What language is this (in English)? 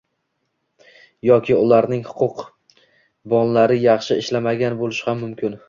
Uzbek